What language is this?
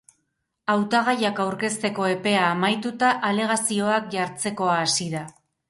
Basque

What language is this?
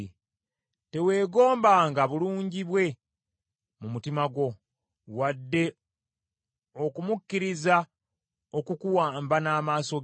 Ganda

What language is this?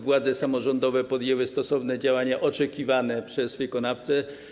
Polish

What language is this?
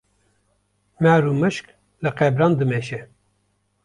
Kurdish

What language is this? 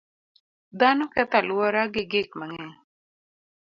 Luo (Kenya and Tanzania)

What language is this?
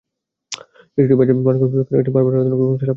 Bangla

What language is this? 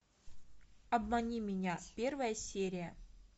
Russian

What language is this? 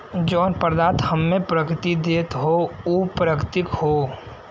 Bhojpuri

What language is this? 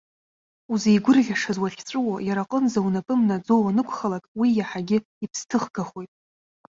Abkhazian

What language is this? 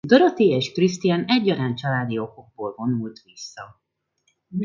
Hungarian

